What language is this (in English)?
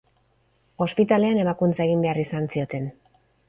Basque